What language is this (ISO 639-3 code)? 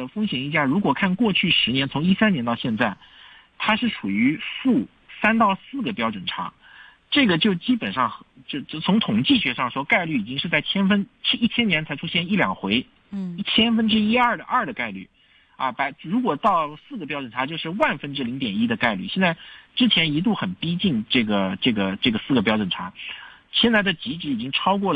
zho